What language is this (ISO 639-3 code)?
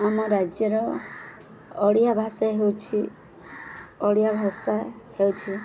ori